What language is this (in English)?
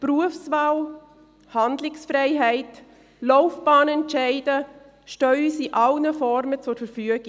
Swiss German